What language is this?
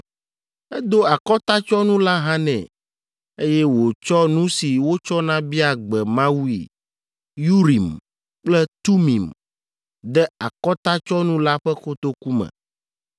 Ewe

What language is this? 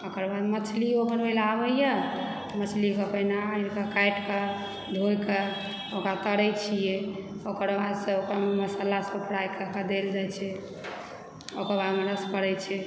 Maithili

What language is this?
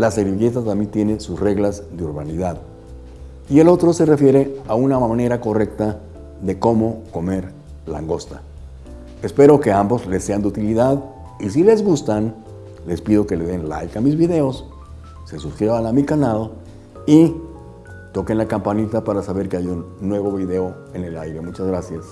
Spanish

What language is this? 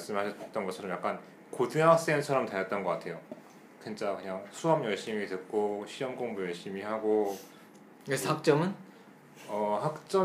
Korean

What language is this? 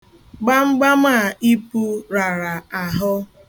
Igbo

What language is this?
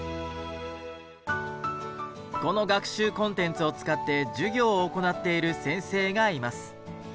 Japanese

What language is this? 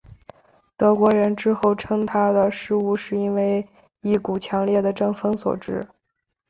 Chinese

